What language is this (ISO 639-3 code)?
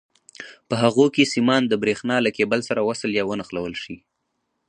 pus